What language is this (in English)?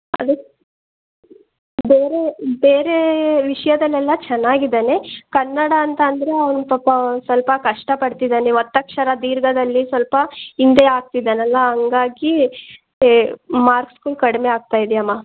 Kannada